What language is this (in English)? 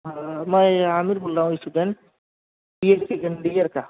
Urdu